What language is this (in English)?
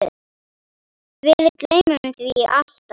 Icelandic